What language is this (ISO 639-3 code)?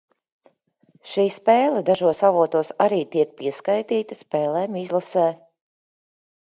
lav